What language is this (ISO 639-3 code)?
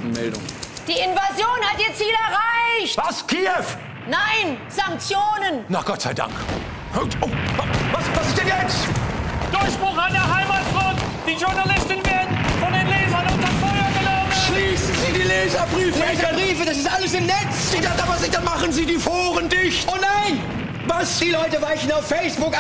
deu